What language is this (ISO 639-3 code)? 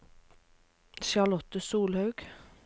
nor